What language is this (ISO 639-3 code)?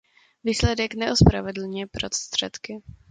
ces